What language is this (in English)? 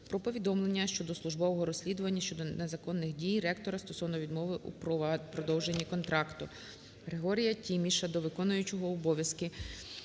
Ukrainian